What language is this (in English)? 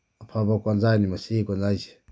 Manipuri